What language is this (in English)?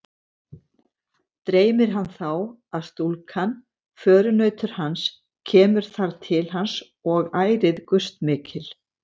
Icelandic